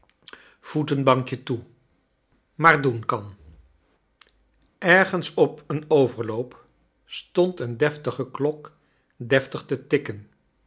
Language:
Dutch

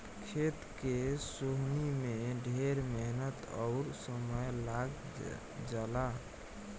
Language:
Bhojpuri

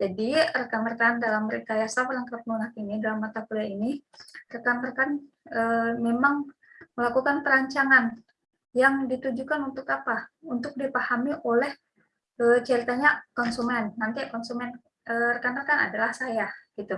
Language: Indonesian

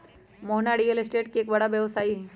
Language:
Magahi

